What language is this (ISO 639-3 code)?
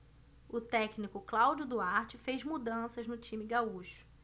por